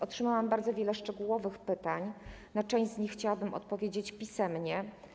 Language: Polish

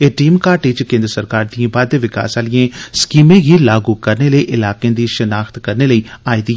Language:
Dogri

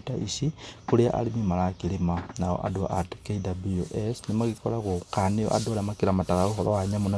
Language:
Kikuyu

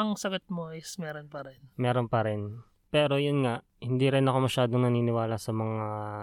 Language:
Filipino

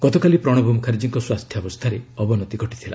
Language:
Odia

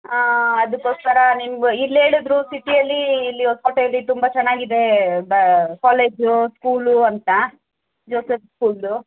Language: Kannada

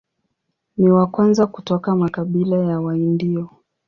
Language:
Swahili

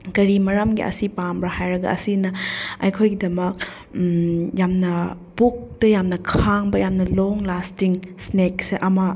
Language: Manipuri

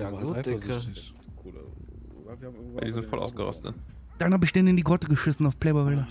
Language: German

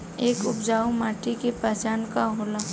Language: Bhojpuri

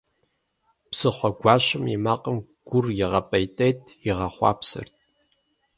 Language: Kabardian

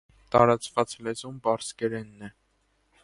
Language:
Armenian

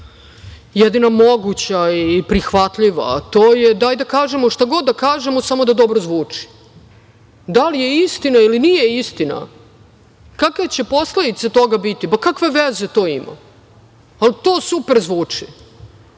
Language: Serbian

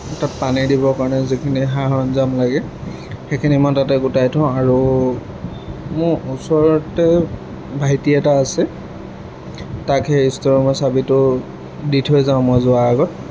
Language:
Assamese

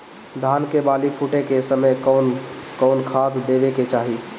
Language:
Bhojpuri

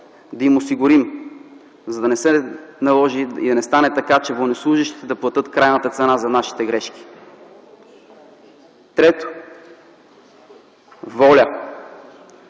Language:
Bulgarian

